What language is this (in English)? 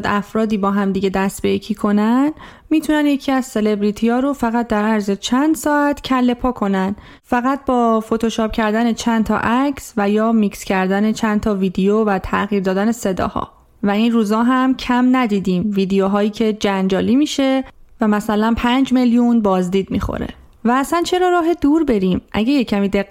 Persian